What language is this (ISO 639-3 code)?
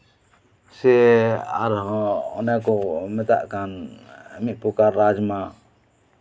sat